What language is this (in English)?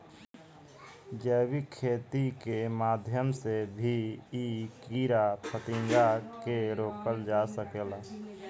Bhojpuri